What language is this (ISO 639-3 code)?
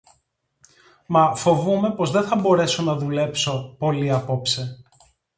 ell